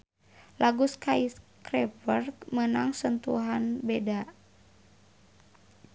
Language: Sundanese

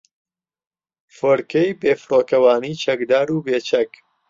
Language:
Central Kurdish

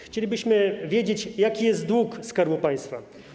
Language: Polish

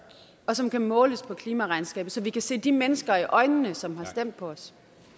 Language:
Danish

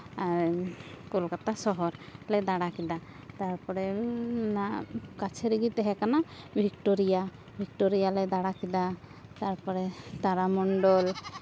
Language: Santali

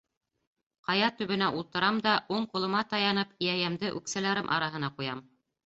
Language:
Bashkir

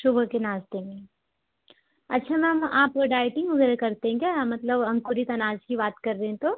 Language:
Hindi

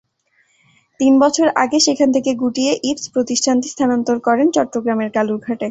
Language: Bangla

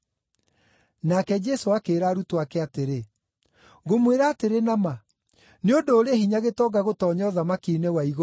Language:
Kikuyu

